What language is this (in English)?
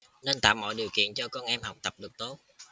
Vietnamese